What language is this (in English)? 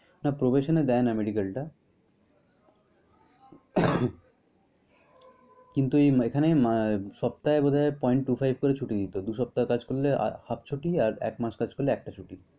Bangla